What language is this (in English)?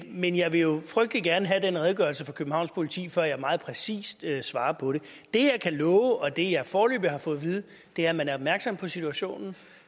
Danish